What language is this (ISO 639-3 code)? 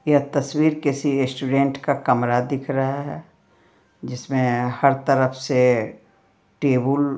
hin